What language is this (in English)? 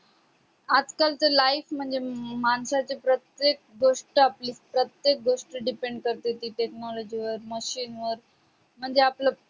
Marathi